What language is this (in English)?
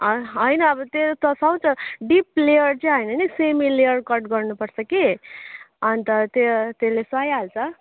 Nepali